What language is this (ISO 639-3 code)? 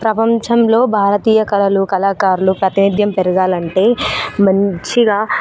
tel